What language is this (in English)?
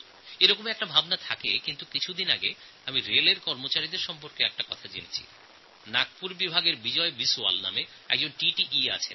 Bangla